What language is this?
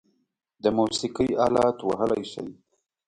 Pashto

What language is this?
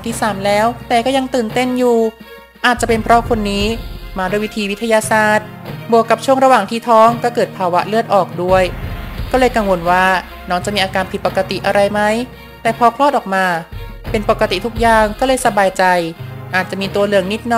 Thai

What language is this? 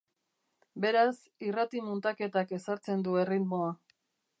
Basque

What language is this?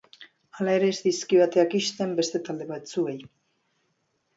Basque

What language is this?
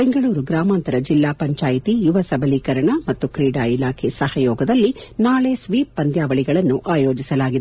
Kannada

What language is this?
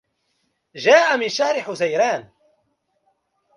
Arabic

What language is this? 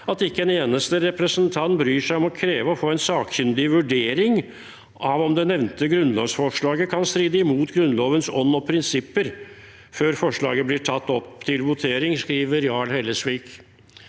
Norwegian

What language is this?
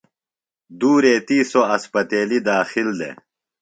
Phalura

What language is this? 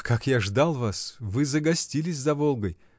Russian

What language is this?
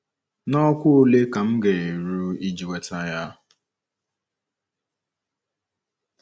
Igbo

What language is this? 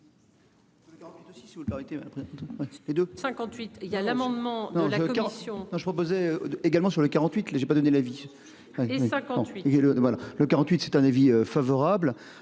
French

